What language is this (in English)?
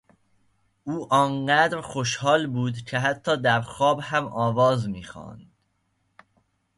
Persian